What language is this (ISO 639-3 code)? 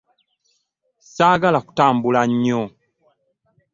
lug